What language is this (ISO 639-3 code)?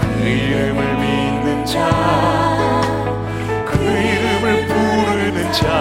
kor